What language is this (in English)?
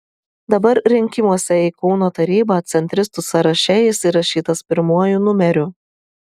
Lithuanian